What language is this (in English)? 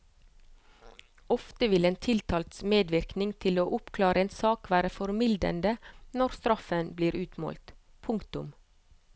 Norwegian